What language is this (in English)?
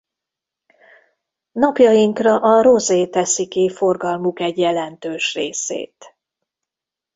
Hungarian